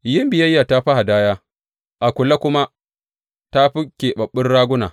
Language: Hausa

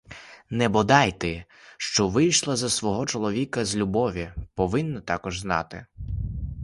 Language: Ukrainian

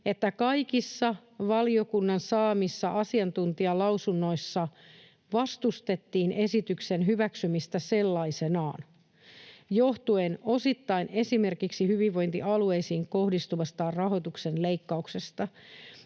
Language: Finnish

